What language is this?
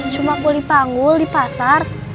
Indonesian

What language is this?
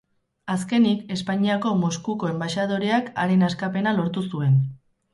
Basque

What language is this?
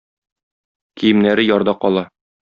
Tatar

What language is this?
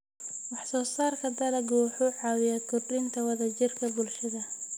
Somali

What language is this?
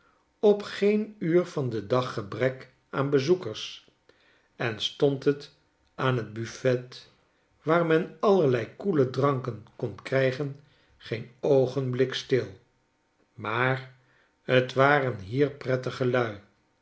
Dutch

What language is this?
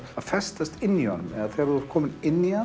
Icelandic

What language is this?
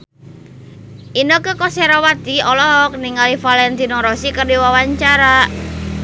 Sundanese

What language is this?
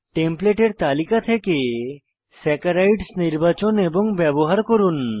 Bangla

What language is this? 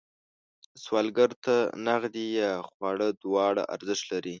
Pashto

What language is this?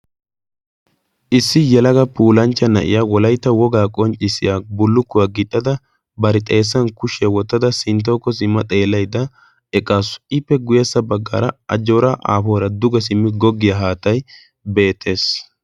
Wolaytta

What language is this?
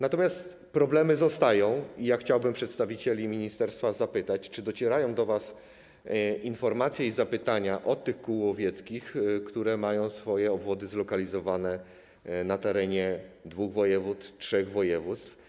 Polish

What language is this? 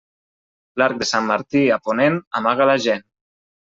Catalan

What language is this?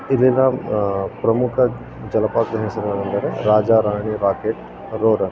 Kannada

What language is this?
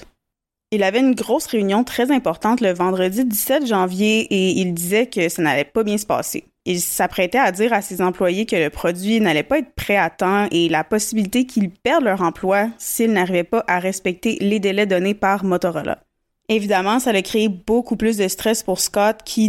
French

